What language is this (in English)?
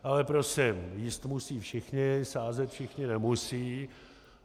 Czech